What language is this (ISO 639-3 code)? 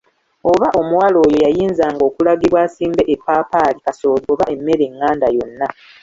lug